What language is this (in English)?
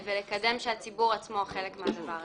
Hebrew